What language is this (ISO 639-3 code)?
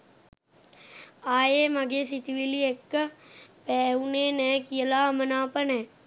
sin